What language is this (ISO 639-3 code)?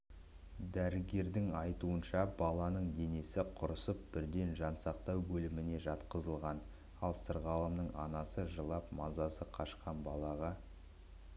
kaz